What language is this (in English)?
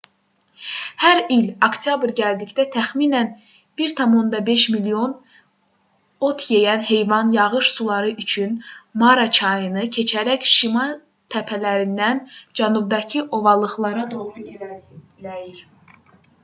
Azerbaijani